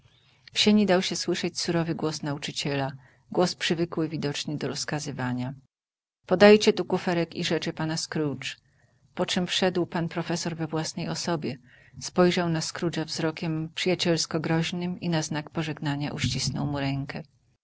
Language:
Polish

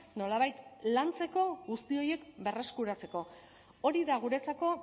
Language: Basque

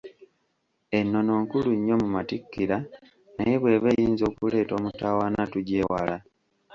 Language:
Ganda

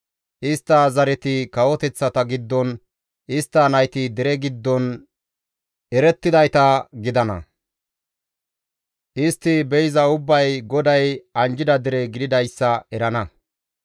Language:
Gamo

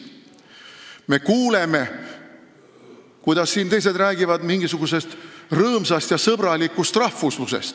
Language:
Estonian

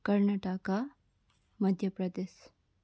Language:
Nepali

